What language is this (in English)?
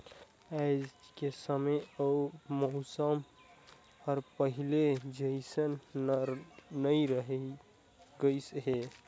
Chhattisgarhi